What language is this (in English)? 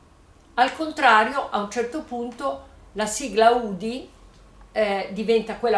Italian